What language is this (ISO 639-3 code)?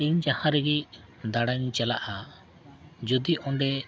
sat